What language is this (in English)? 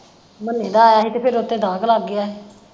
Punjabi